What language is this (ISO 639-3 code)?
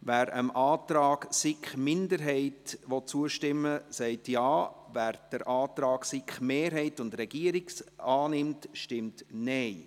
gsw